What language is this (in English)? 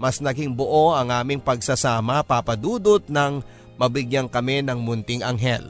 Filipino